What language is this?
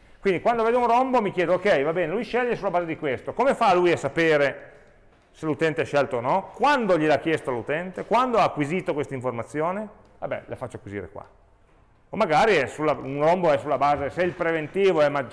Italian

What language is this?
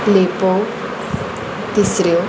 Konkani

